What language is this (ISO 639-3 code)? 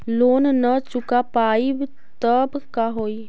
mag